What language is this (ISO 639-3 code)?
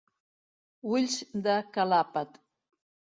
cat